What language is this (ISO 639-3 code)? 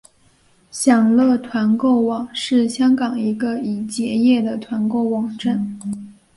zho